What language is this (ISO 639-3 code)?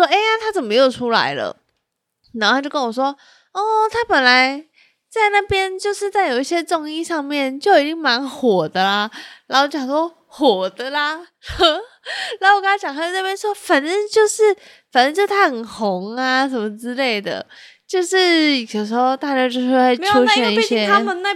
zho